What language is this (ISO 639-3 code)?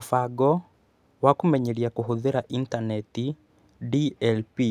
kik